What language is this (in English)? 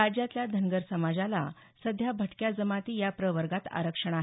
Marathi